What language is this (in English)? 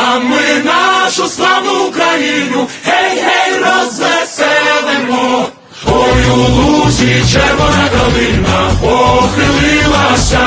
Russian